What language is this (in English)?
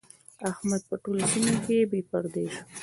Pashto